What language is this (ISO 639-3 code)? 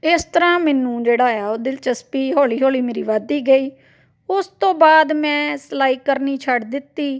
pan